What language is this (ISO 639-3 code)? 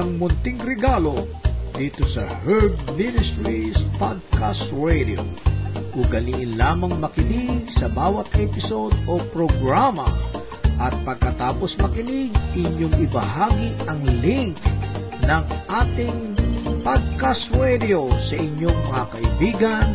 fil